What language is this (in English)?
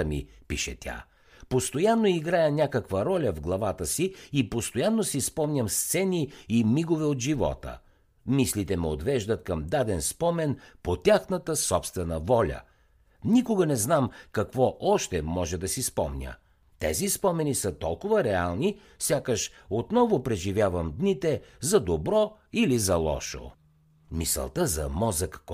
Bulgarian